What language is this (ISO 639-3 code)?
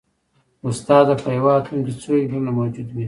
pus